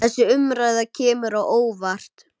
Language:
Icelandic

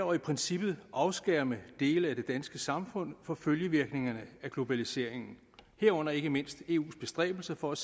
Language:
Danish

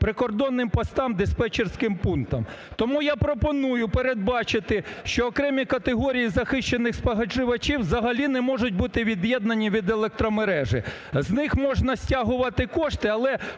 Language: Ukrainian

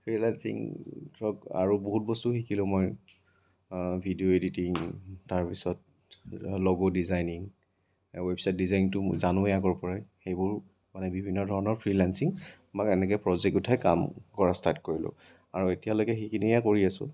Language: Assamese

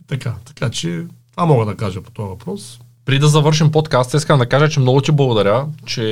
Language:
Bulgarian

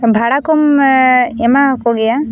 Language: Santali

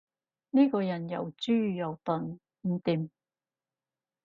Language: Cantonese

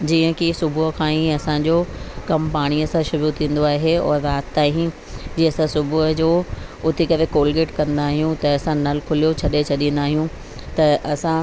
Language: Sindhi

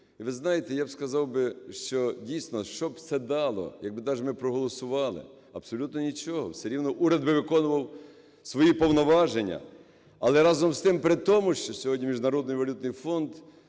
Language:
Ukrainian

